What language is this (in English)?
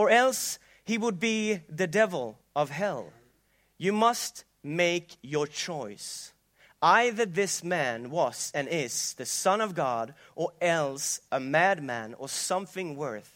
Swedish